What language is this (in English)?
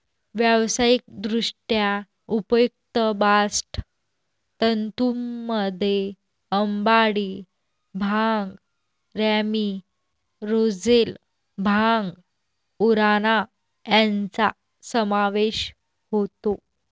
Marathi